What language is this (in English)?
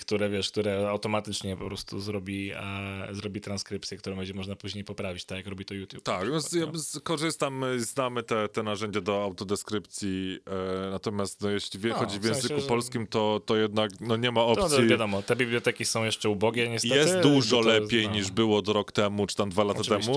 Polish